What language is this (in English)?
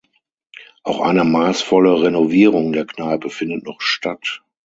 German